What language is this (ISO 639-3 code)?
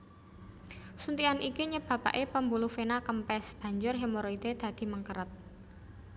jav